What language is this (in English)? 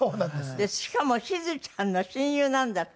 Japanese